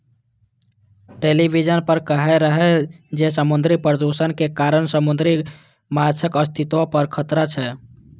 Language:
Maithili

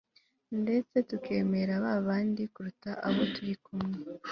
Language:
Kinyarwanda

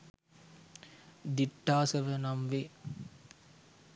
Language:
Sinhala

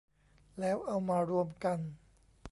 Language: Thai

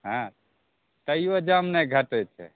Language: Maithili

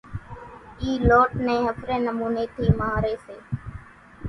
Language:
Kachi Koli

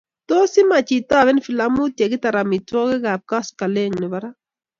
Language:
Kalenjin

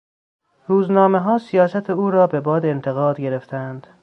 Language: Persian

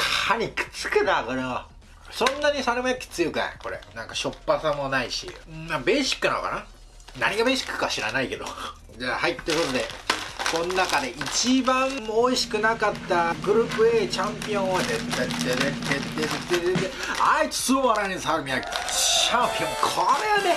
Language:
Japanese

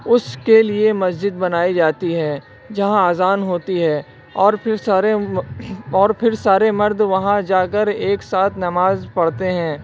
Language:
Urdu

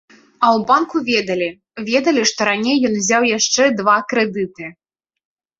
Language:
Belarusian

